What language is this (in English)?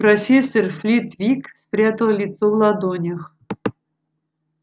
Russian